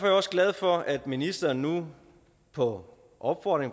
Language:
Danish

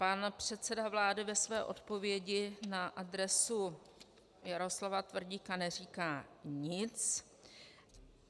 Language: Czech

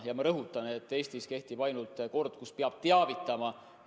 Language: Estonian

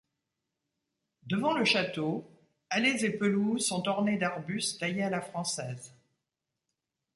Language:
French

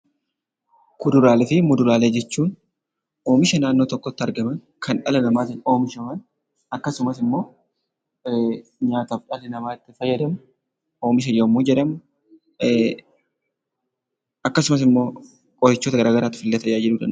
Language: Oromo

